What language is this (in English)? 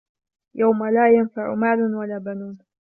Arabic